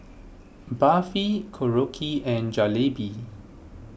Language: English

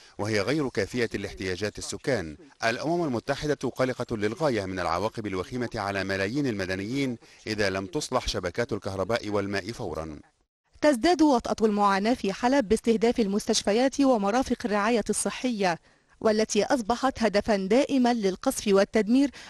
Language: Arabic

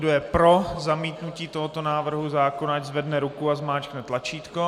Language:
Czech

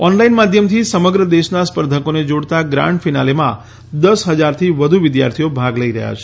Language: Gujarati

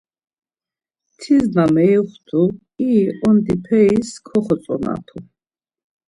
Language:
Laz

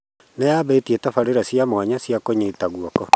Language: Kikuyu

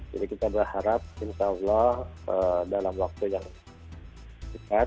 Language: Indonesian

